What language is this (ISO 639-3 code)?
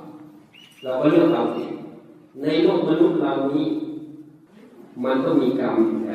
tha